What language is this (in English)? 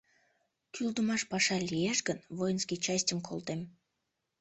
Mari